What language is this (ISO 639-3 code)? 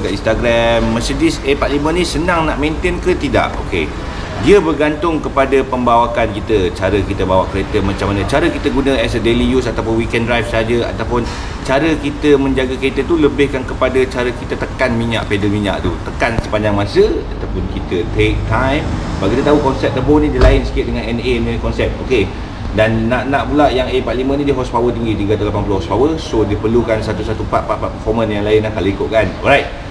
msa